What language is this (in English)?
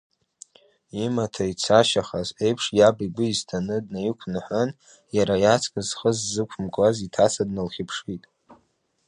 Abkhazian